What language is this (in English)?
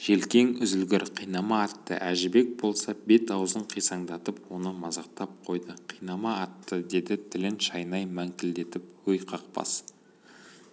Kazakh